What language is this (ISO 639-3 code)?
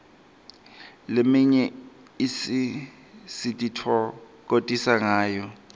ssw